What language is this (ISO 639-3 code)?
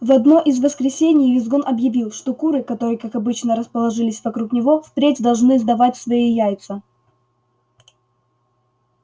rus